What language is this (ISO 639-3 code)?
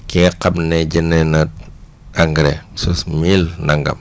wol